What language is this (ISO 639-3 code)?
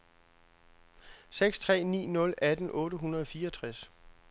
dan